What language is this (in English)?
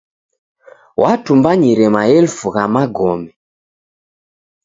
Taita